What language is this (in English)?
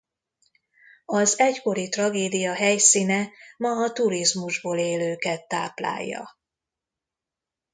Hungarian